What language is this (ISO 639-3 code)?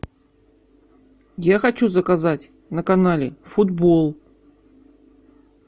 rus